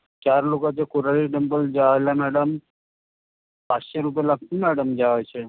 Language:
Marathi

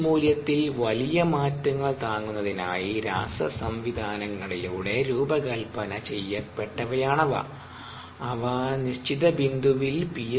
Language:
Malayalam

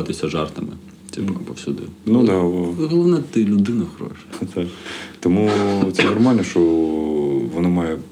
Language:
Ukrainian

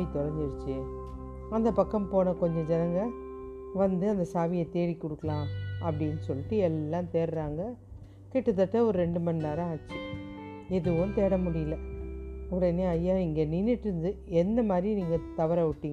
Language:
Tamil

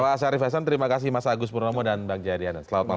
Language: Indonesian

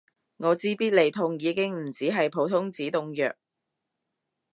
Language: Cantonese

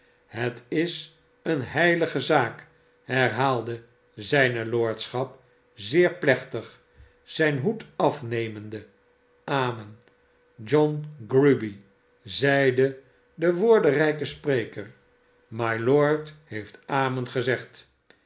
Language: Dutch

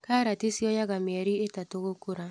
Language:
Kikuyu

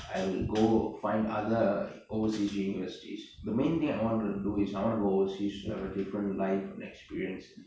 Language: English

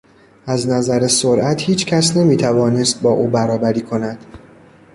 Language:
Persian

